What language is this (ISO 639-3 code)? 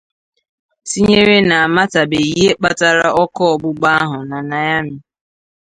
ibo